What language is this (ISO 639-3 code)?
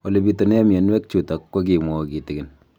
kln